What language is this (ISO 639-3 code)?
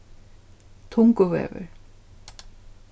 fao